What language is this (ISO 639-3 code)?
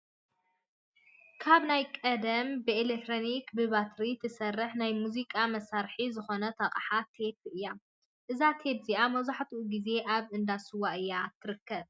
tir